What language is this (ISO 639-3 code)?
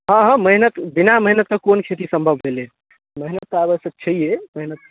mai